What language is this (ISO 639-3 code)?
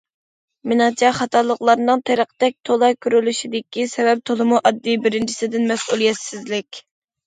uig